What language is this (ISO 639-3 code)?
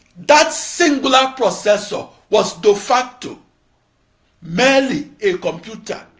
eng